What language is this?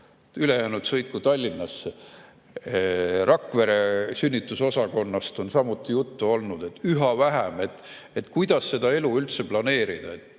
Estonian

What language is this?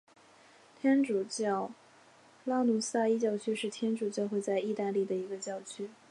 Chinese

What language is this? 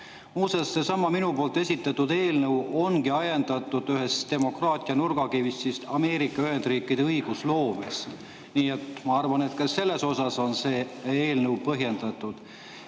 Estonian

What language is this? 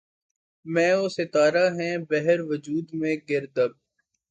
Urdu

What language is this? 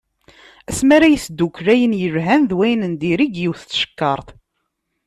Kabyle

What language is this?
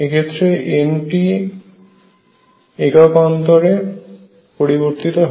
Bangla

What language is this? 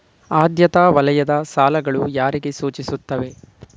Kannada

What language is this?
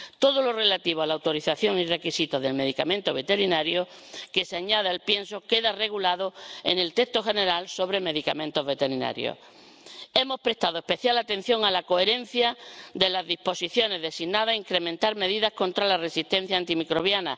Spanish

